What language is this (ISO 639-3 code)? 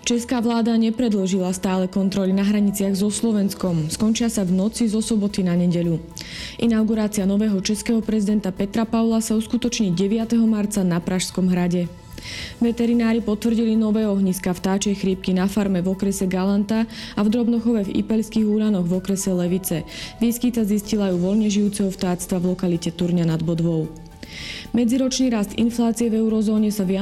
slk